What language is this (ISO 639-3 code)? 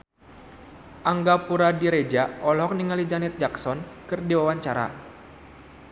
sun